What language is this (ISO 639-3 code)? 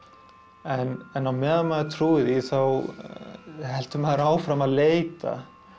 isl